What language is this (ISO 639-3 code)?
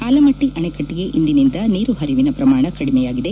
kan